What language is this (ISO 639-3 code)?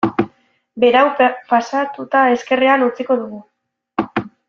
eus